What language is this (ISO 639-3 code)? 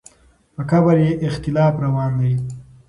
pus